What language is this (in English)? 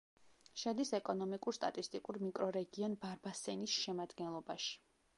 Georgian